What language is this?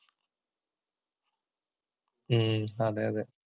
Malayalam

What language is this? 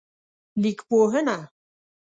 Pashto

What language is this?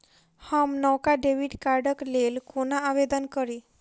Maithili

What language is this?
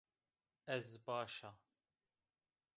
Zaza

